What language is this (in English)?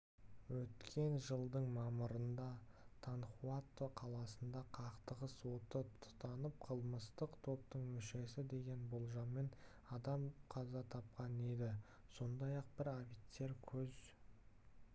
Kazakh